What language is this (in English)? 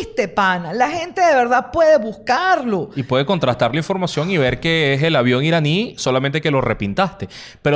Spanish